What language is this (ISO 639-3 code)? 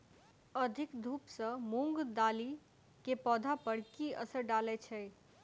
mai